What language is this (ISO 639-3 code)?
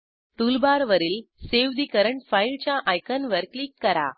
mar